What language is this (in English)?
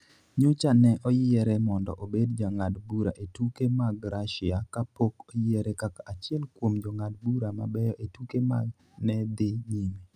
Luo (Kenya and Tanzania)